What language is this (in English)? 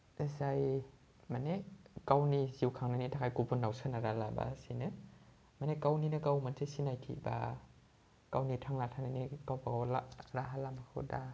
Bodo